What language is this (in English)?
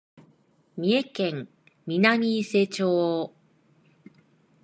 Japanese